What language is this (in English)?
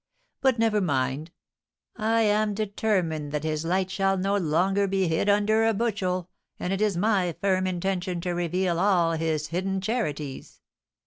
English